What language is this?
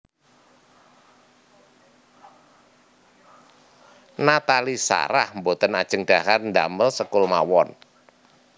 Javanese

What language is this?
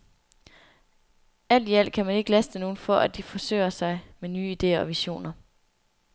Danish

